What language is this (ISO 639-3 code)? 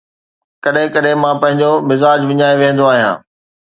snd